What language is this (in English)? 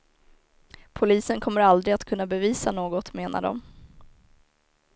Swedish